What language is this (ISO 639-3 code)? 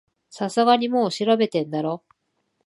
jpn